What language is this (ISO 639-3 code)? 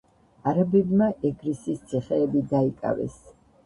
kat